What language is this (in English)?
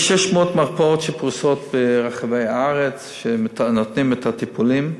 Hebrew